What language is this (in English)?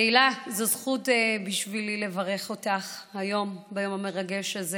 Hebrew